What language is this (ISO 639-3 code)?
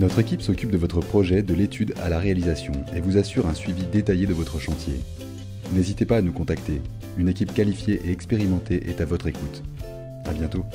fra